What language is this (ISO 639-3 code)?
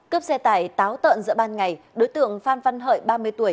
vie